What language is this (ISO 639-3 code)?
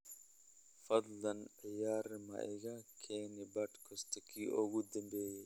som